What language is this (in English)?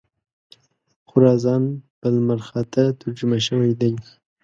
Pashto